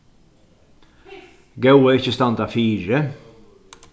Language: Faroese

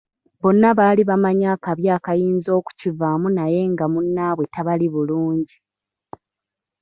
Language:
Ganda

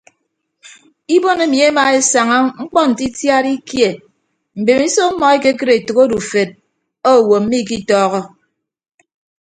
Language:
Ibibio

